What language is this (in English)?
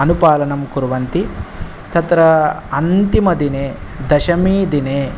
Sanskrit